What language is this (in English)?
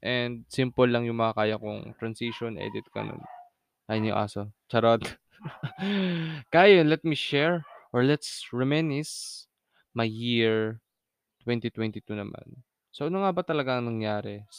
Filipino